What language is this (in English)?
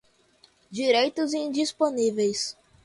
Portuguese